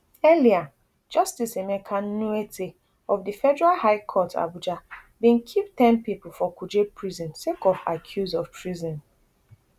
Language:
Nigerian Pidgin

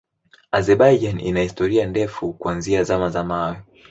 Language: Swahili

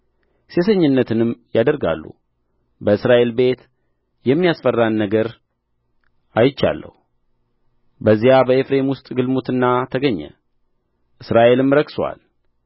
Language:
Amharic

